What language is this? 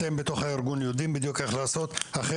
Hebrew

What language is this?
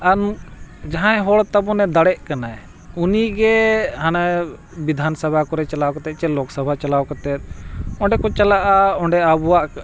Santali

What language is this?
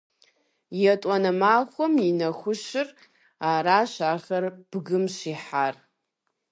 Kabardian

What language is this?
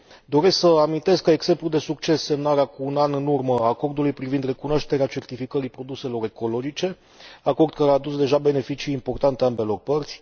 Romanian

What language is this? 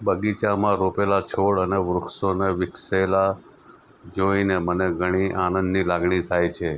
Gujarati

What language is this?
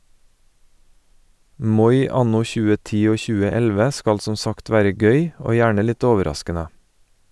Norwegian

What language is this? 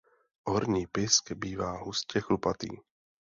Czech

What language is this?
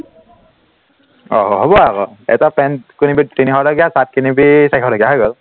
Assamese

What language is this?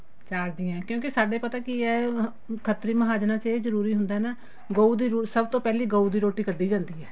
Punjabi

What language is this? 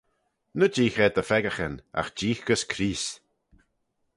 Manx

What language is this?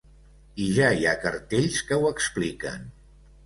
Catalan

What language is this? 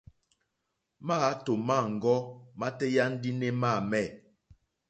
Mokpwe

